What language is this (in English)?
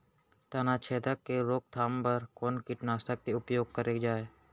Chhattisgarhi